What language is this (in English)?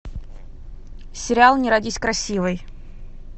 Russian